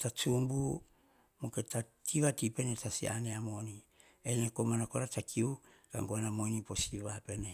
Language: Hahon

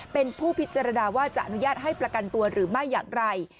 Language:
Thai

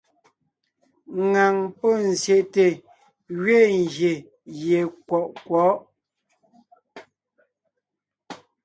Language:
Ngiemboon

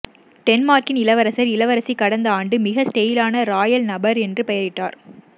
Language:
Tamil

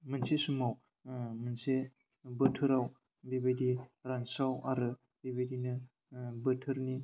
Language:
Bodo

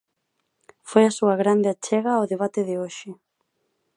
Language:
Galician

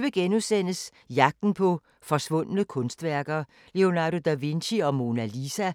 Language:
Danish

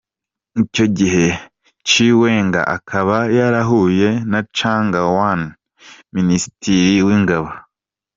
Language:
Kinyarwanda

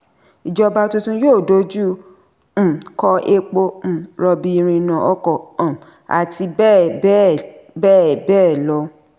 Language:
Yoruba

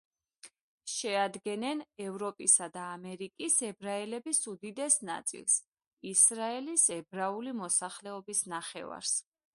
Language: Georgian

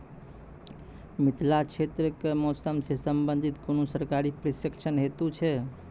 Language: Maithili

